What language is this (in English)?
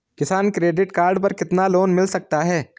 Hindi